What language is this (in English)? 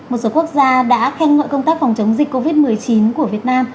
Vietnamese